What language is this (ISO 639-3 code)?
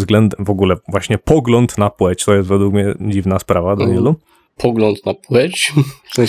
pol